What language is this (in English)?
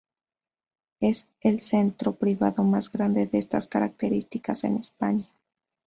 Spanish